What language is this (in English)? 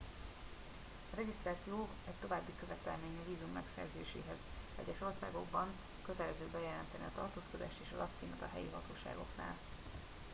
Hungarian